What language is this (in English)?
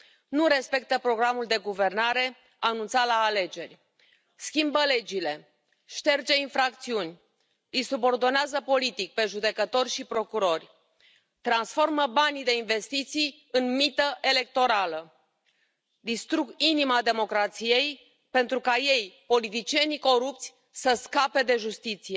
Romanian